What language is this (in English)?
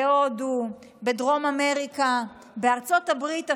Hebrew